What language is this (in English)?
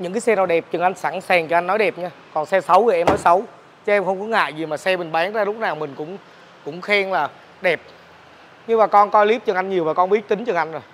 Vietnamese